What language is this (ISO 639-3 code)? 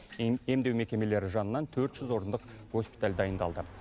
kaz